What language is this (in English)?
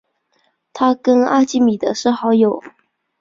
Chinese